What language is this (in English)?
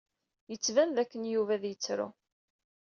Kabyle